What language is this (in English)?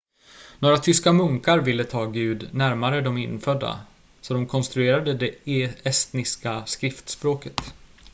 Swedish